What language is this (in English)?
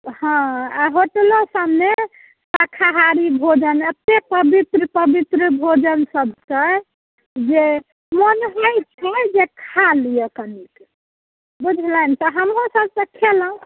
Maithili